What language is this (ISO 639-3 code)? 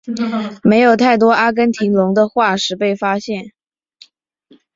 zho